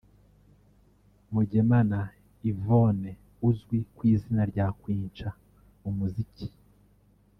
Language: Kinyarwanda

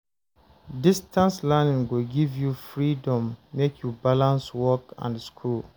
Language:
Nigerian Pidgin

